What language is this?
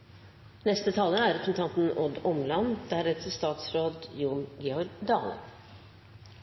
Norwegian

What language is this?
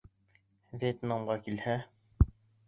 Bashkir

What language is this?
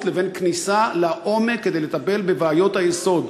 Hebrew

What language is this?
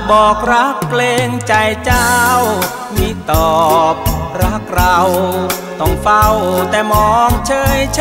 Thai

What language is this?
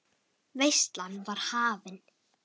Icelandic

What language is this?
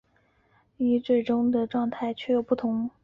Chinese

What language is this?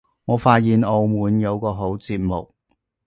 Cantonese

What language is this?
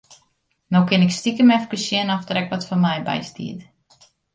Western Frisian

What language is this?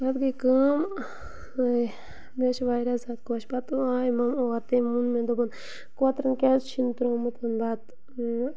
Kashmiri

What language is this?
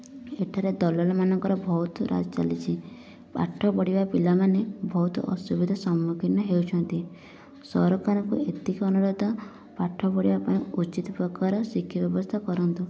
Odia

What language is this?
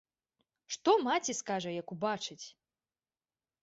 Belarusian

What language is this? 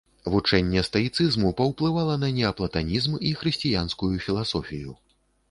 Belarusian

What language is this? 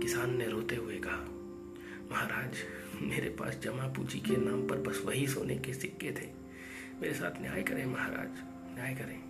Hindi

